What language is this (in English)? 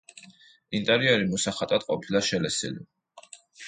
Georgian